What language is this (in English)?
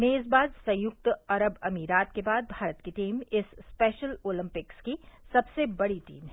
Hindi